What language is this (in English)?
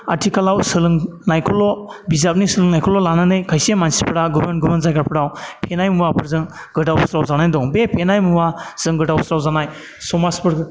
Bodo